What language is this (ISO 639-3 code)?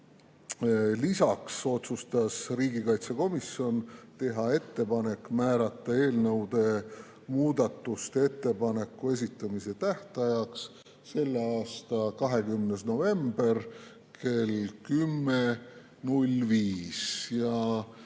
est